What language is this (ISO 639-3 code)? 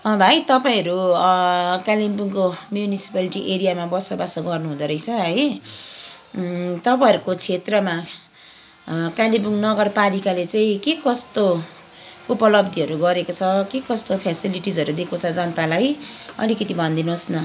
nep